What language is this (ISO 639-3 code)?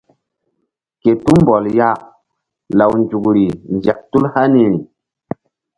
mdd